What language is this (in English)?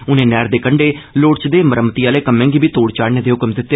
Dogri